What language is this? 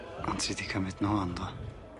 Welsh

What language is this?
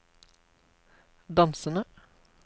Norwegian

